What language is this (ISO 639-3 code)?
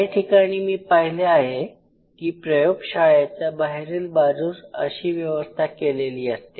mar